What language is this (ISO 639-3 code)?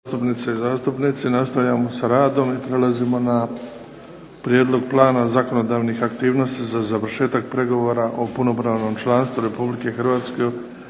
hrv